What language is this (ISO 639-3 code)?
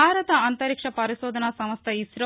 tel